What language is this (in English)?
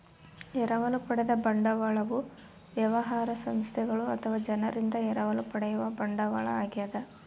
Kannada